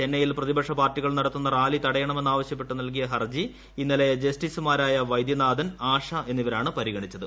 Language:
Malayalam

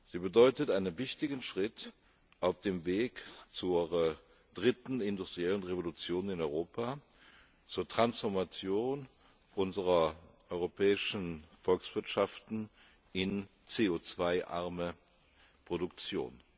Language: German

